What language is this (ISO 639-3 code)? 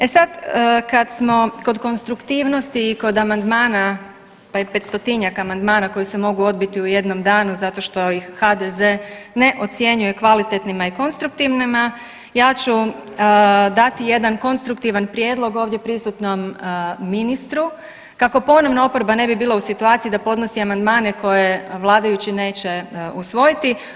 hrv